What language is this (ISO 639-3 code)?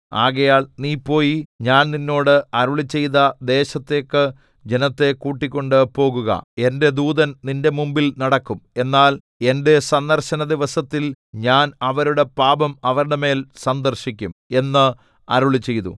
mal